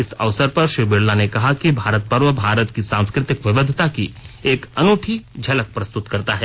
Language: Hindi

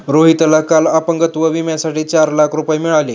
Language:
Marathi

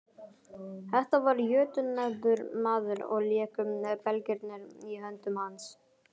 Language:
Icelandic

